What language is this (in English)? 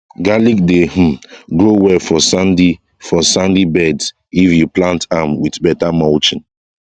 Nigerian Pidgin